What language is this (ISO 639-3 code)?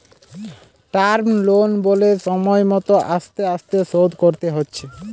ben